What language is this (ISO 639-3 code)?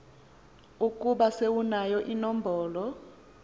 xho